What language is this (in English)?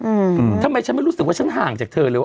Thai